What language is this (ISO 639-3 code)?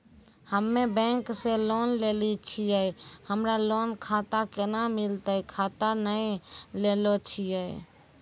mai